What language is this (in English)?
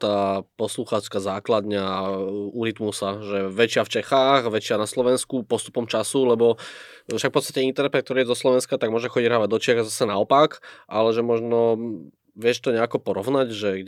Slovak